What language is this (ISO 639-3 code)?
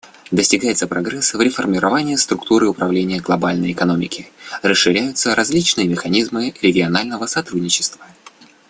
rus